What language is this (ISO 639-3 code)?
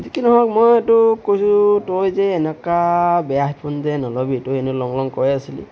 asm